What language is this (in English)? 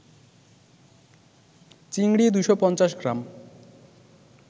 Bangla